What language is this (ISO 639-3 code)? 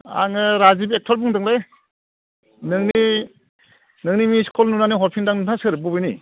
brx